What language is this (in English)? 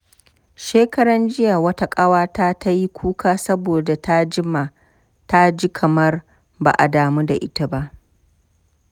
Hausa